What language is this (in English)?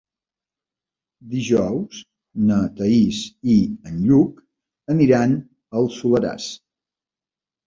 Catalan